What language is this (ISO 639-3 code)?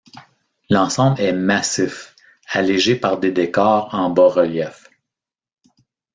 fra